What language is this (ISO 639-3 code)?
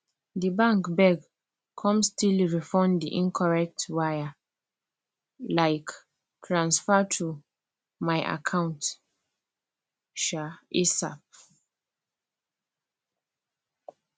pcm